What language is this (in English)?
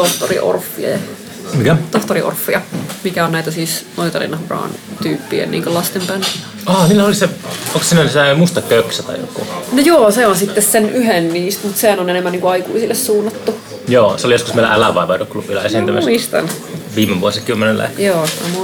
Finnish